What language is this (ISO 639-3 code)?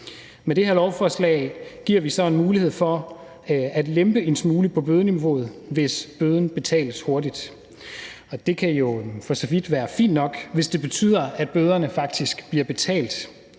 dan